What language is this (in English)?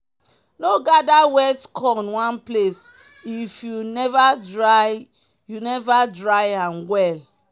Nigerian Pidgin